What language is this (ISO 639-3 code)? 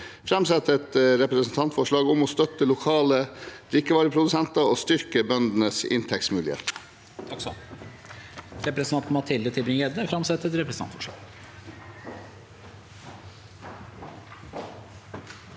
nor